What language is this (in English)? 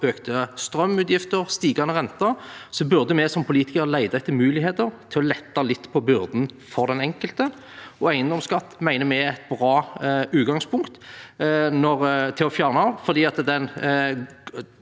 Norwegian